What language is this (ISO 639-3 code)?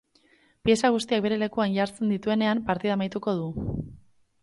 eus